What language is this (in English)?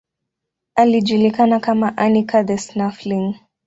Swahili